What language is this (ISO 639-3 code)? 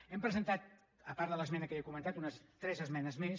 cat